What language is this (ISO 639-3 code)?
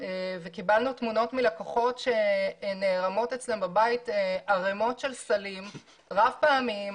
heb